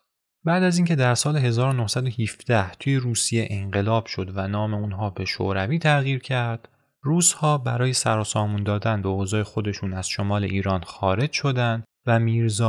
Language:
Persian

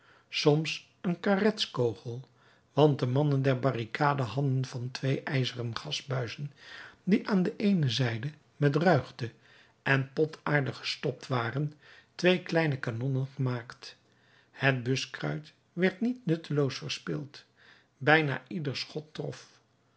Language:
Dutch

